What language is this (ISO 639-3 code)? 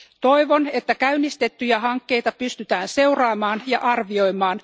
fin